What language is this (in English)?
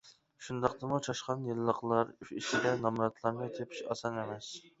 Uyghur